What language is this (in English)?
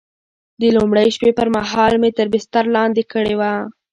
Pashto